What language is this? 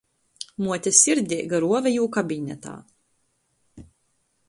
Latgalian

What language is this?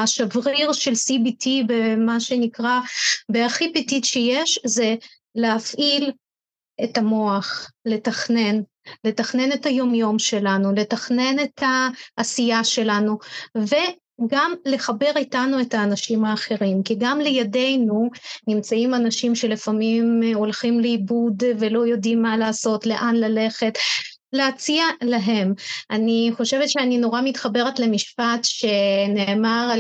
Hebrew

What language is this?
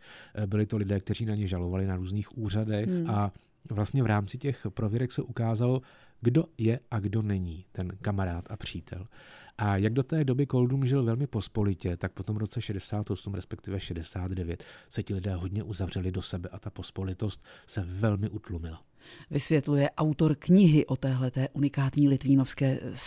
Czech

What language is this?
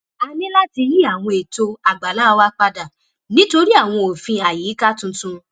Yoruba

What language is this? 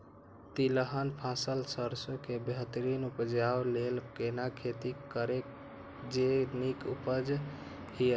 Maithili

